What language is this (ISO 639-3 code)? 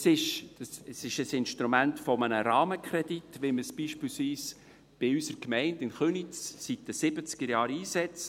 gsw